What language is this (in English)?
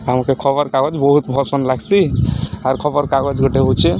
Odia